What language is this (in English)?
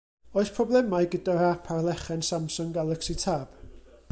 Welsh